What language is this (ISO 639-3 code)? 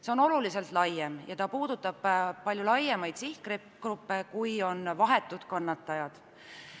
est